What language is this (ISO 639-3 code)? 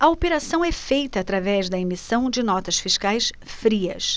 por